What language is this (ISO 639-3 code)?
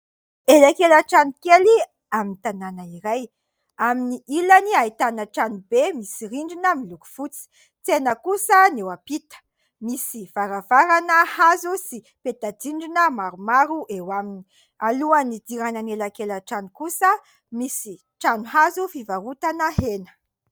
mlg